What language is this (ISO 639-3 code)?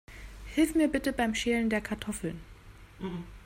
deu